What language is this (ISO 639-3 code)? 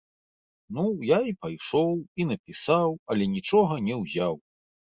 bel